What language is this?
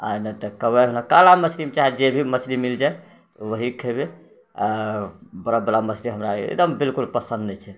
Maithili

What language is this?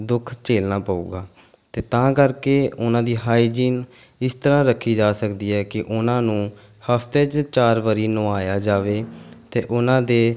Punjabi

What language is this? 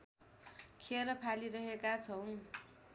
Nepali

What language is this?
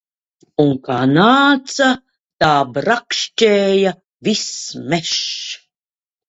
Latvian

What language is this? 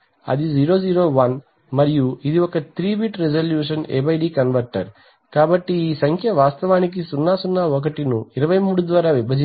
Telugu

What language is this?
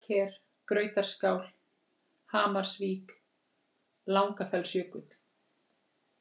Icelandic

